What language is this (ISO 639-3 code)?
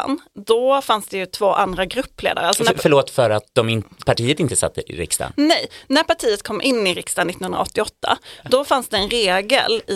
swe